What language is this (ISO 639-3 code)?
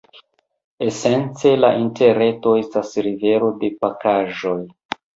epo